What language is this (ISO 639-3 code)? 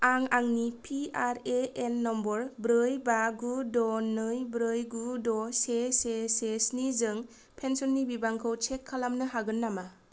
brx